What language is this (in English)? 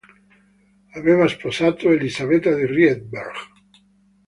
Italian